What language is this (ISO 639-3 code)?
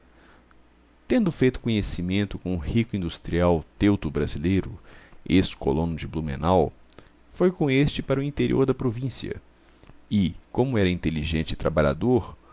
por